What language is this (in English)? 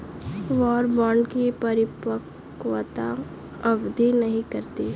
Hindi